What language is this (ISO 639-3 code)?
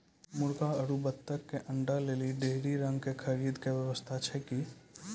mai